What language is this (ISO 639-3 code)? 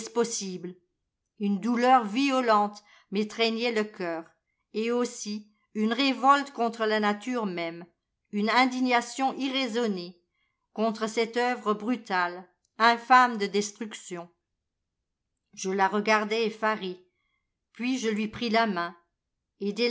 fra